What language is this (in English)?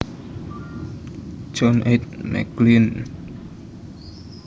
Javanese